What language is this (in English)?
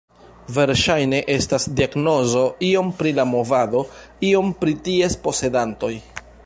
Esperanto